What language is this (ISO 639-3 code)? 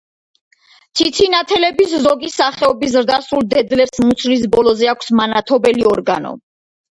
kat